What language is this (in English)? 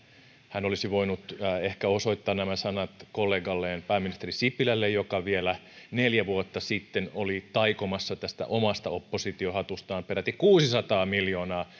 Finnish